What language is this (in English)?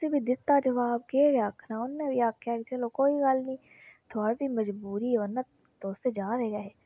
Dogri